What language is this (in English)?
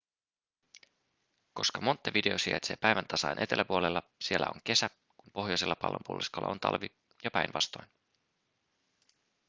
Finnish